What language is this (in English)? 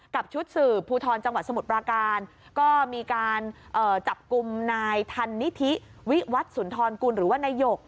Thai